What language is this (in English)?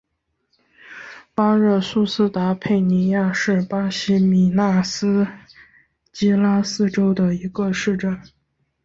Chinese